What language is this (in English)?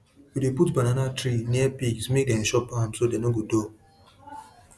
Nigerian Pidgin